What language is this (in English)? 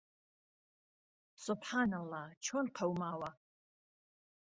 Central Kurdish